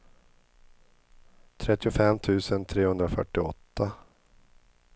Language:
Swedish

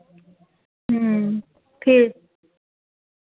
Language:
Dogri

